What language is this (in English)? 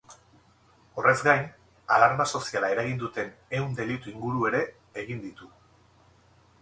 Basque